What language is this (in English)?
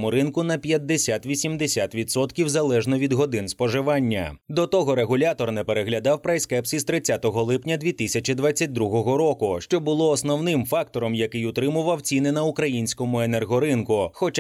Ukrainian